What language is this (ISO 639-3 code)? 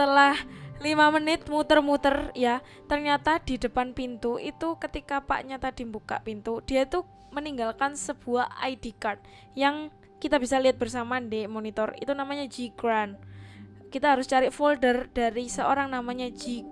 ind